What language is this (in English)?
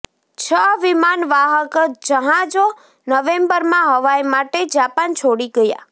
Gujarati